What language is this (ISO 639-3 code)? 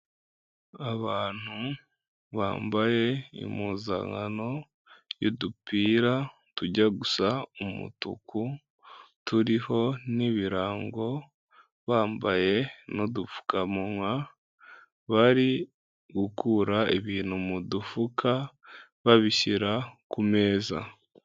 kin